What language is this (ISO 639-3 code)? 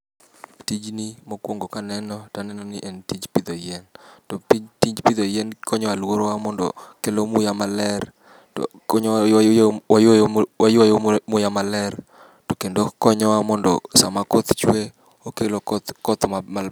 luo